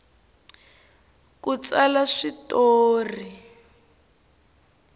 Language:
Tsonga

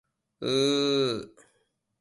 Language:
Japanese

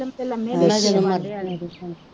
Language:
Punjabi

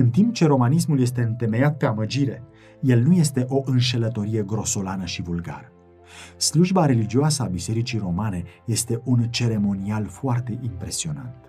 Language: Romanian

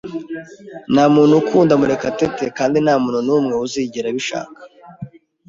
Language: Kinyarwanda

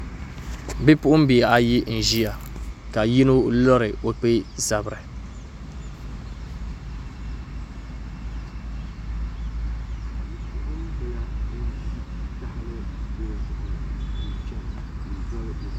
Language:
Dagbani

